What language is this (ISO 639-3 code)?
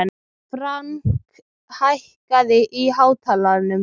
isl